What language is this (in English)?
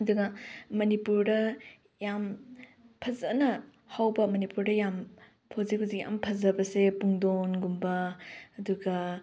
Manipuri